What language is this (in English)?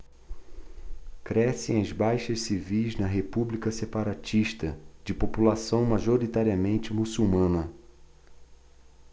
Portuguese